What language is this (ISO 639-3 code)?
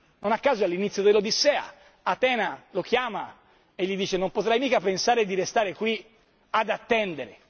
ita